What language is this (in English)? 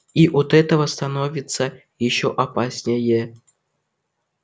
Russian